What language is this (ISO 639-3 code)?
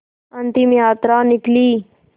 hin